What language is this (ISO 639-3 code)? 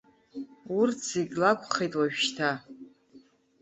abk